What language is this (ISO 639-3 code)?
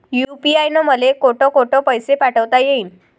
mar